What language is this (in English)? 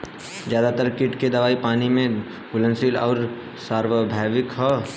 Bhojpuri